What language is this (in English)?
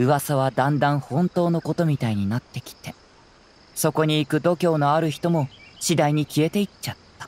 Japanese